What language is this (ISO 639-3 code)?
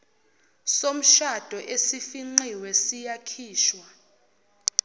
zul